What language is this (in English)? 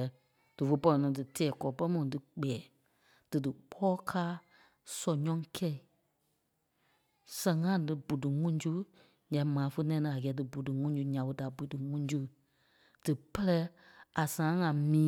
Kpelle